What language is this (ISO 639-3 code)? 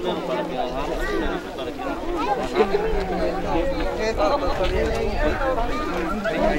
spa